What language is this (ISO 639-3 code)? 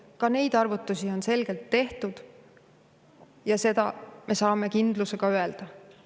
est